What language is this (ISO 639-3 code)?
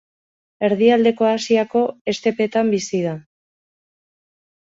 eus